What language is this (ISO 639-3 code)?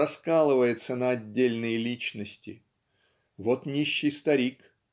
rus